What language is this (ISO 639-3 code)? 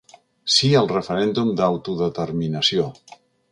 cat